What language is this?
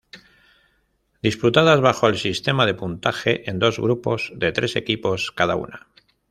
Spanish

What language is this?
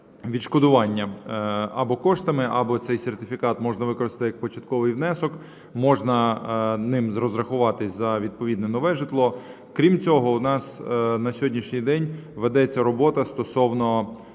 Ukrainian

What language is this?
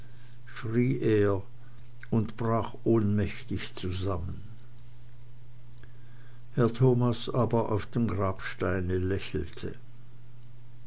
German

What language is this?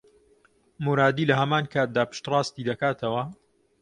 Central Kurdish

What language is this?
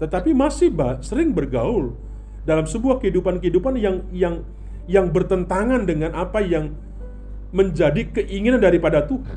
Indonesian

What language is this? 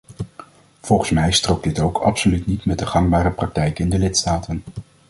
Dutch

